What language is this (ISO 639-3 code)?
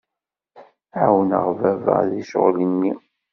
kab